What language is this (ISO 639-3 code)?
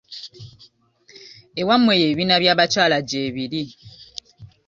lug